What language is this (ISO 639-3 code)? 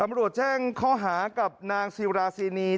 tha